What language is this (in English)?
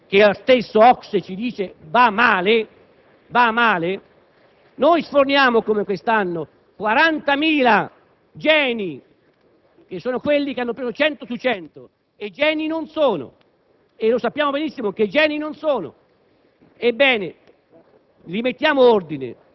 Italian